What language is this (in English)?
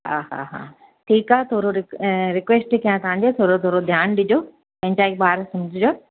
Sindhi